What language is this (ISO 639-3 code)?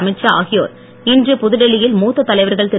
tam